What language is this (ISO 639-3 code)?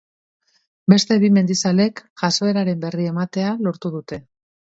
eus